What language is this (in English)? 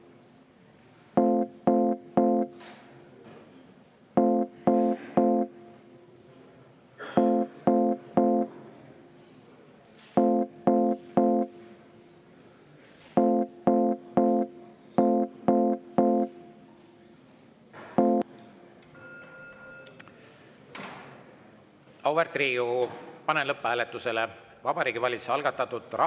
Estonian